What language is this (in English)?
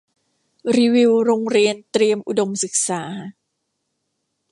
Thai